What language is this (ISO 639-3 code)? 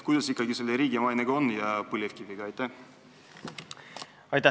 est